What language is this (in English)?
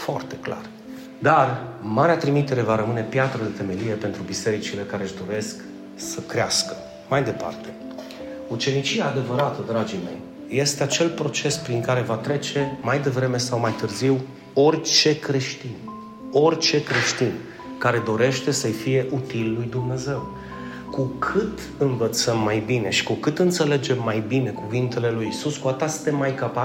Romanian